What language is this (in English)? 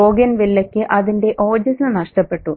Malayalam